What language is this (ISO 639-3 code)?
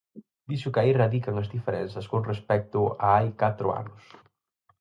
glg